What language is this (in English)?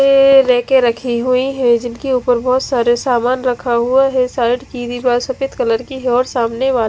Hindi